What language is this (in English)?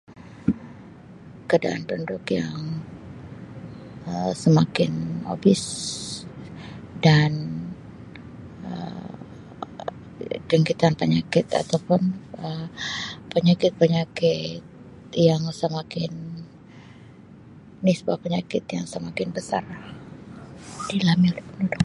Sabah Malay